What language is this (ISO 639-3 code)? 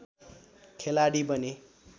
nep